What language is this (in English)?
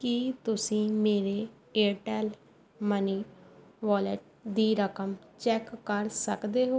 Punjabi